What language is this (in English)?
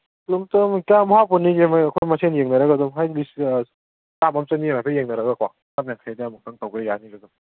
Manipuri